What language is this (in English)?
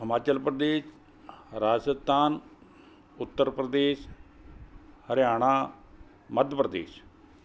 Punjabi